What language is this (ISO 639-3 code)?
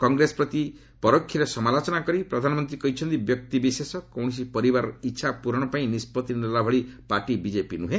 ori